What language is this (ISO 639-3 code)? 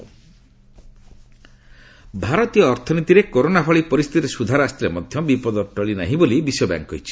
ori